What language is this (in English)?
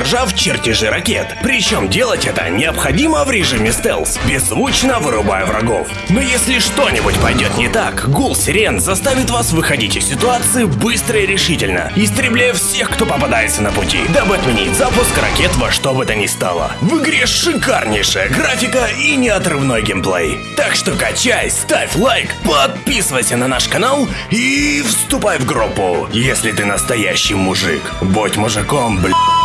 Russian